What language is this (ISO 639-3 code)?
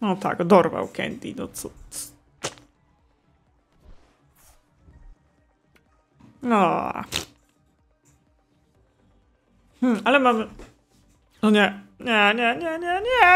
pol